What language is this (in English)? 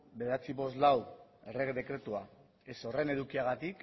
Basque